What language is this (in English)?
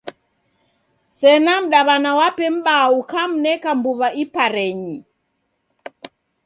Taita